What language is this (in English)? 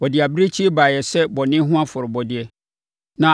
Akan